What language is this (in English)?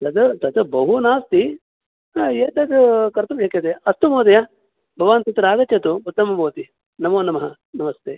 Sanskrit